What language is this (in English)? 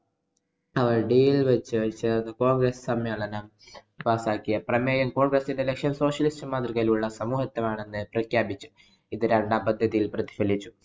Malayalam